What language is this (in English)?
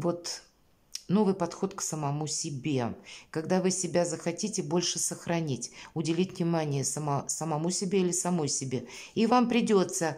Russian